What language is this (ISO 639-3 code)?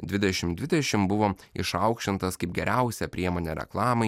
lit